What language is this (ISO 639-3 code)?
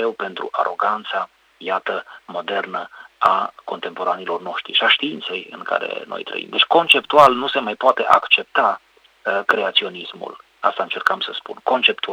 ron